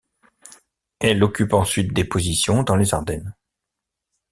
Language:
French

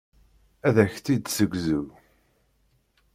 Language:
Kabyle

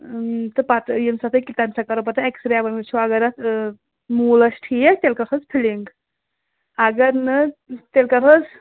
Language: Kashmiri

